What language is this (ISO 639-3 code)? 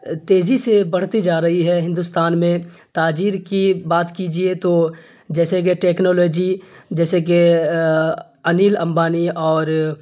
urd